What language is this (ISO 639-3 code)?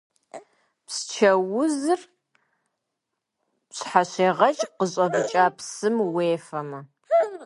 kbd